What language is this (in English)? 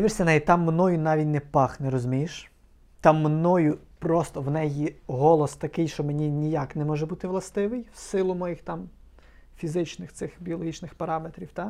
Ukrainian